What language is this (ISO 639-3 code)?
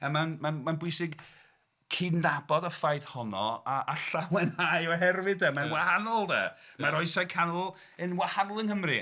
cym